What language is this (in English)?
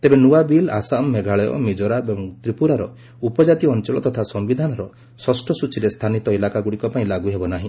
Odia